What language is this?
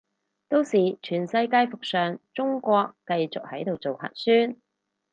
Cantonese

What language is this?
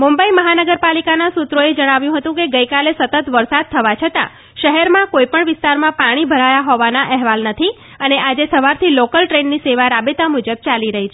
Gujarati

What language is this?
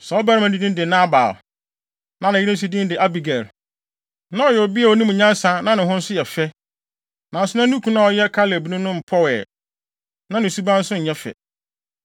Akan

